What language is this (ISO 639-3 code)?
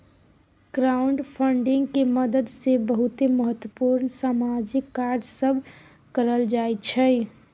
mai